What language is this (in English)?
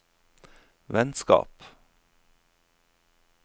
Norwegian